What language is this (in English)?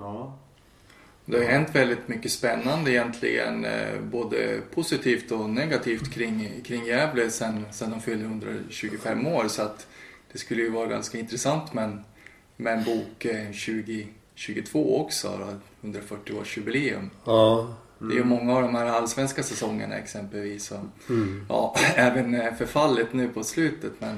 Swedish